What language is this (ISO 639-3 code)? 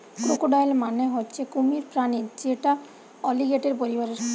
ben